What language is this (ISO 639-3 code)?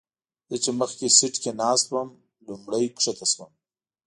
pus